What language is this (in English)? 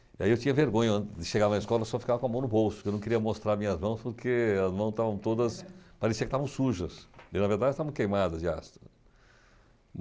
Portuguese